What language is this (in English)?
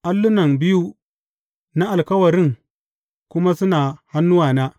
Hausa